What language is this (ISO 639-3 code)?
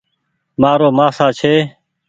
gig